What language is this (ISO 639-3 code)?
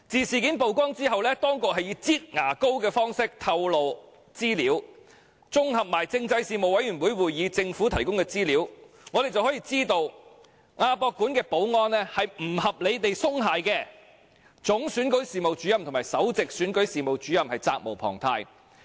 yue